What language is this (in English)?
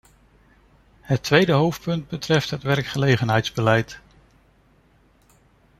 Dutch